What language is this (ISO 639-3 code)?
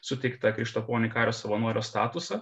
lit